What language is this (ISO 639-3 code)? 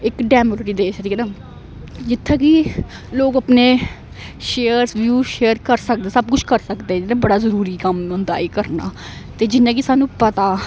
doi